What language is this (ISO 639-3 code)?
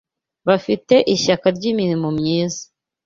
kin